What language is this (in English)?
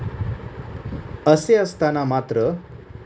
Marathi